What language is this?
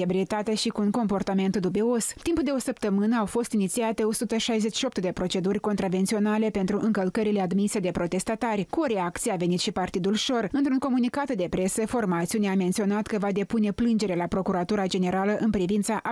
Romanian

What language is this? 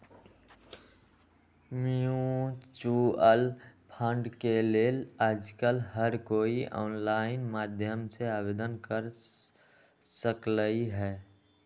Magahi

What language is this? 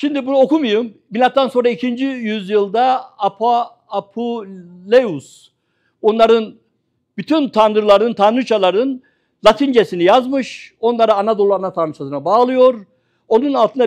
Turkish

